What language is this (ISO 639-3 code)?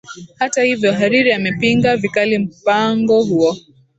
swa